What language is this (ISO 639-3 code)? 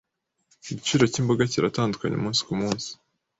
kin